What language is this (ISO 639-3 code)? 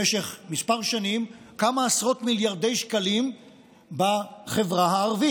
heb